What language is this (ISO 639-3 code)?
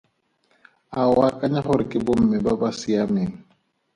tsn